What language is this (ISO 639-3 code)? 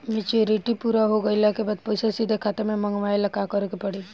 bho